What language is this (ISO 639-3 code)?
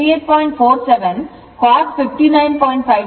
kan